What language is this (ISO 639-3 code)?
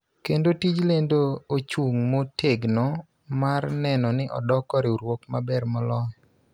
luo